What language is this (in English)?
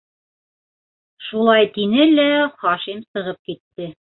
Bashkir